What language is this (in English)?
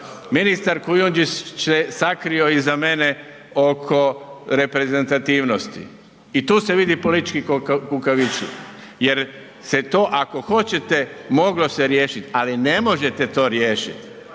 Croatian